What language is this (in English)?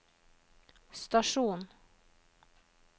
Norwegian